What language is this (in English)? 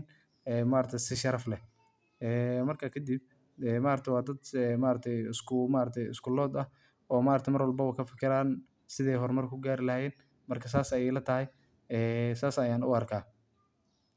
Somali